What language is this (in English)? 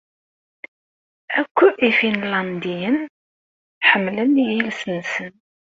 Kabyle